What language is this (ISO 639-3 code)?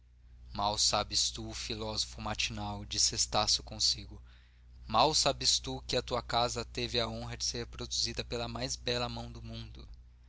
por